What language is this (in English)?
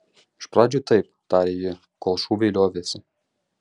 Lithuanian